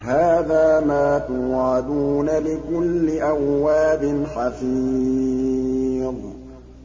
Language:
Arabic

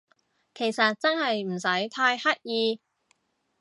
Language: Cantonese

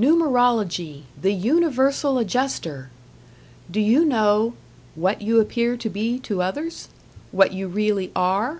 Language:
English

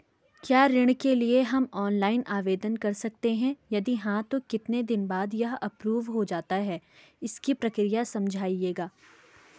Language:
Hindi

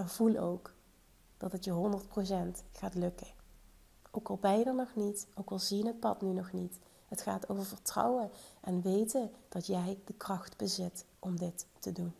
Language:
Dutch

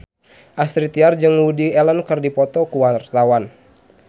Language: Sundanese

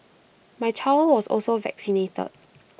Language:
English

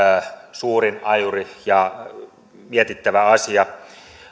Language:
Finnish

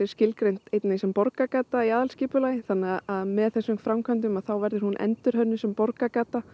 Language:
Icelandic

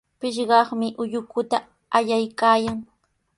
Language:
Sihuas Ancash Quechua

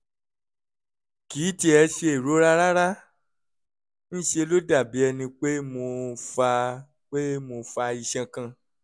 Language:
Yoruba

